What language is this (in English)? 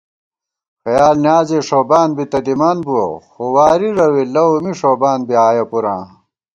Gawar-Bati